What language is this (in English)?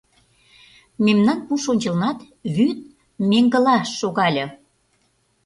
Mari